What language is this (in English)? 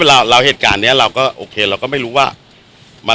Thai